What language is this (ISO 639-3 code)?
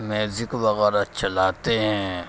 urd